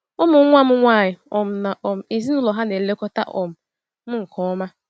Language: Igbo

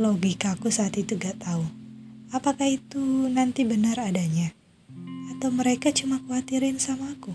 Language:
Indonesian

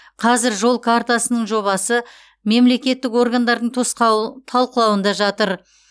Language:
Kazakh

